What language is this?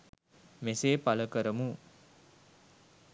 Sinhala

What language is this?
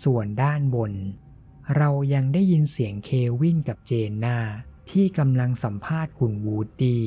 Thai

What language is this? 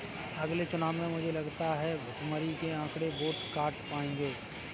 Hindi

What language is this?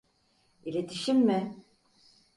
Turkish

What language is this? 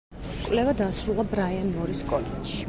Georgian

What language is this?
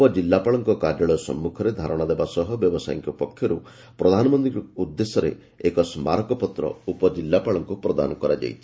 Odia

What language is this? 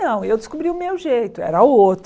Portuguese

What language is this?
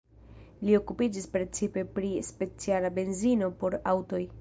Esperanto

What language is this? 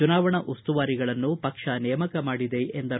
Kannada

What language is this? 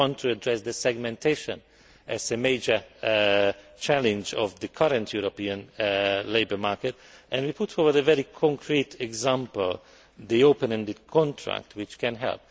English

